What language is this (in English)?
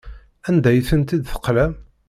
Kabyle